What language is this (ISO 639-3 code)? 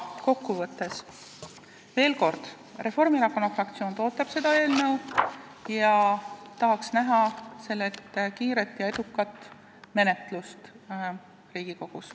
est